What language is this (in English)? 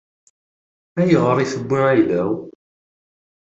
Kabyle